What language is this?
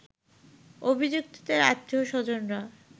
Bangla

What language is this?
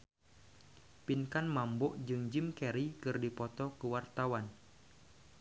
Sundanese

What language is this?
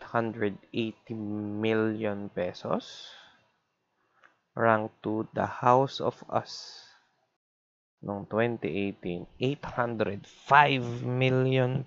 Filipino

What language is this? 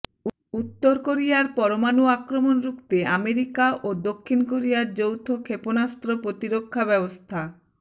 Bangla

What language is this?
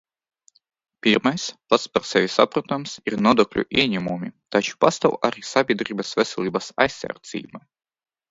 Latvian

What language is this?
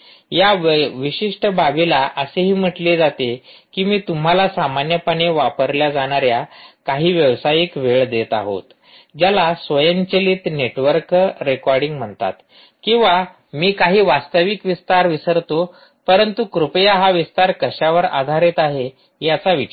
Marathi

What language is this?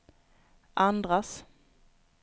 Swedish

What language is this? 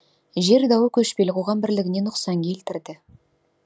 Kazakh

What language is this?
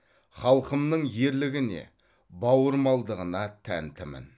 Kazakh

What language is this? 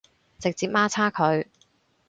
Cantonese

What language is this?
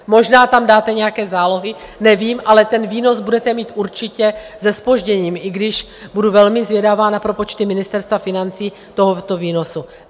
Czech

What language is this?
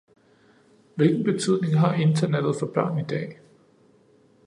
Danish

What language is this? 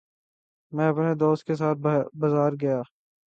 Urdu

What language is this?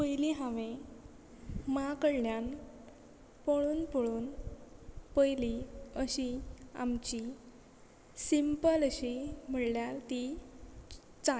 Konkani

